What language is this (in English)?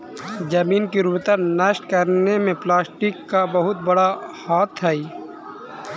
Magahi